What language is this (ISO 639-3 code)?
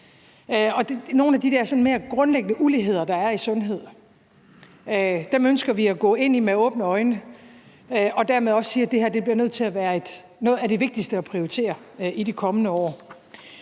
dan